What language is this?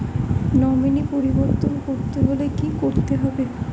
Bangla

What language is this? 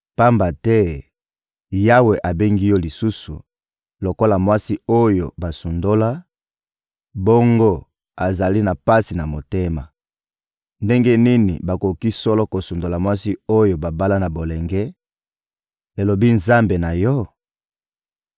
Lingala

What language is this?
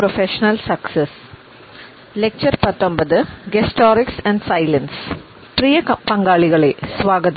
Malayalam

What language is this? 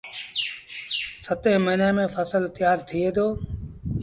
Sindhi Bhil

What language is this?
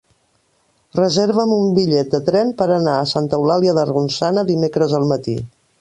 Catalan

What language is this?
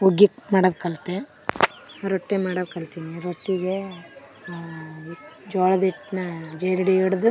Kannada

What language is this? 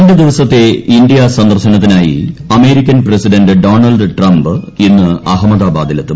Malayalam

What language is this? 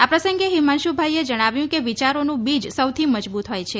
Gujarati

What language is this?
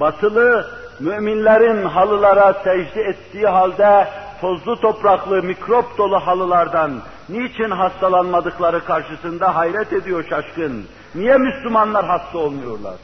Turkish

